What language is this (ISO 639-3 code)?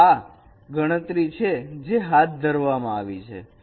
guj